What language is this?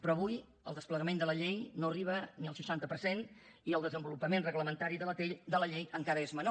Catalan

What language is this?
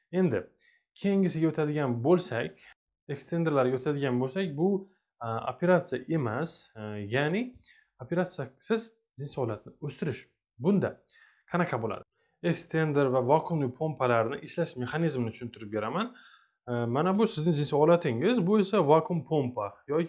Uzbek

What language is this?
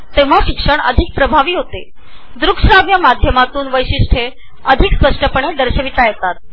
Marathi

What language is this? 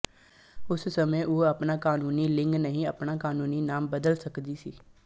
Punjabi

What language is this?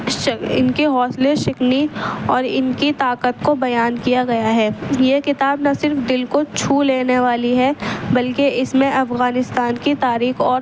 Urdu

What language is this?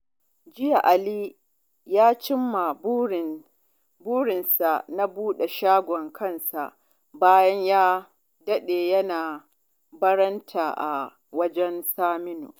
Hausa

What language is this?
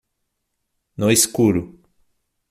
Portuguese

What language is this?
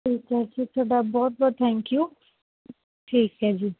Punjabi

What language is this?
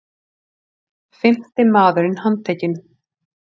Icelandic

